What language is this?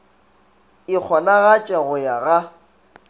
Northern Sotho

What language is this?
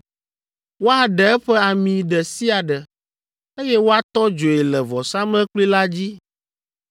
Ewe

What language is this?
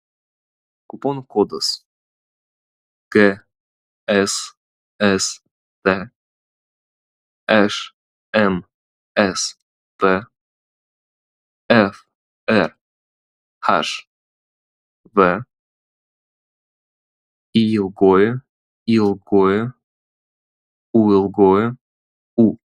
Lithuanian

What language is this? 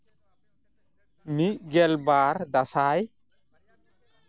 Santali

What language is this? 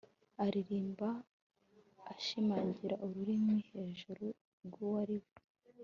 Kinyarwanda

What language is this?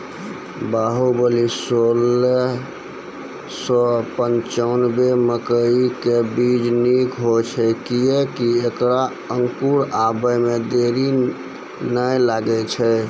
Maithili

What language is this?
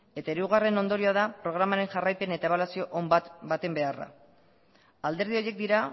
Basque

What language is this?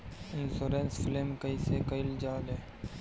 Bhojpuri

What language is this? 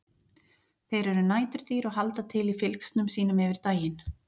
Icelandic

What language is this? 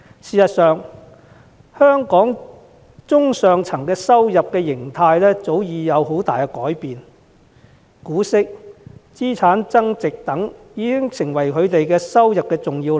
Cantonese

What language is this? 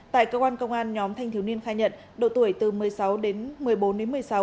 Vietnamese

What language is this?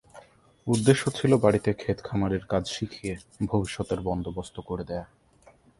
Bangla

